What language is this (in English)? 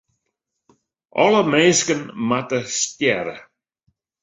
Western Frisian